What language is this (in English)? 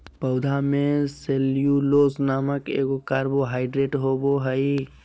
Magahi